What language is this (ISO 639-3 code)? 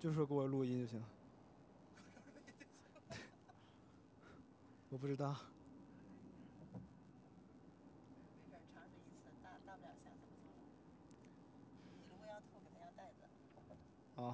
zho